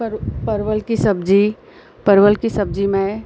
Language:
Hindi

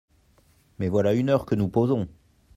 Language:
French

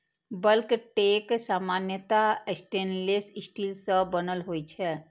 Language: Maithili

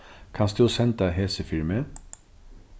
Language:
Faroese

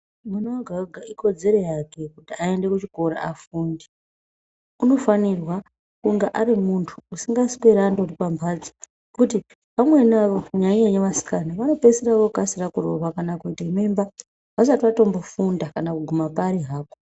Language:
Ndau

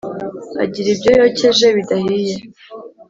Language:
Kinyarwanda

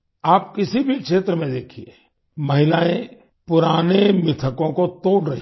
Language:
Hindi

